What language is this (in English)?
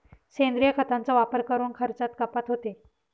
Marathi